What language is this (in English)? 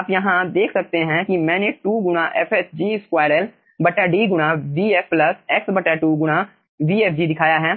Hindi